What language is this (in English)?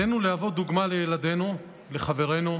Hebrew